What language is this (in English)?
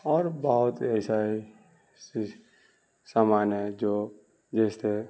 Urdu